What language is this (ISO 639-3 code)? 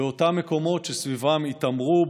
heb